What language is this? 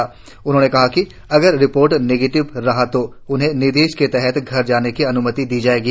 Hindi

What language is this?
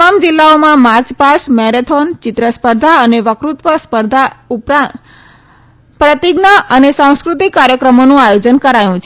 Gujarati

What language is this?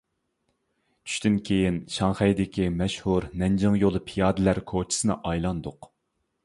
Uyghur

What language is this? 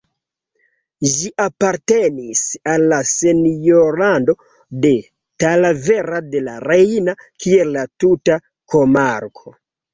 Esperanto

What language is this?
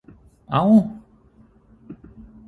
Thai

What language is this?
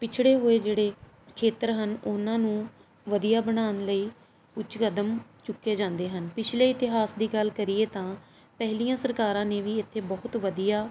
Punjabi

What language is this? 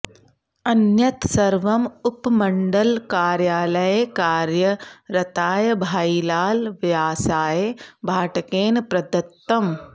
Sanskrit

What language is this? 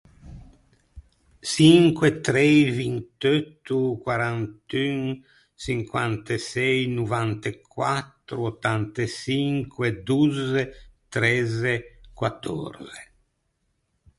Ligurian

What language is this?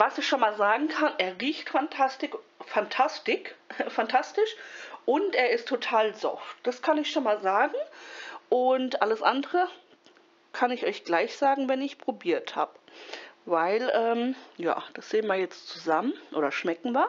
German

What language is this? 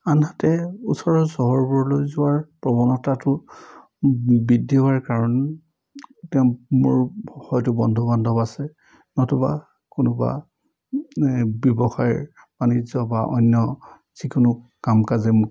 Assamese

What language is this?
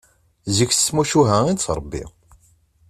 Kabyle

